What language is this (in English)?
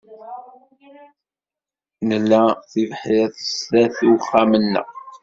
Kabyle